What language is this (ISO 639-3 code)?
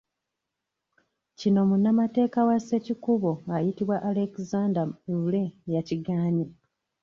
lug